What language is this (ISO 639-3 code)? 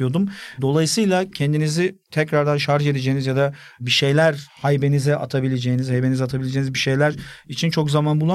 tur